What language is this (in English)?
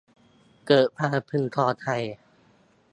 Thai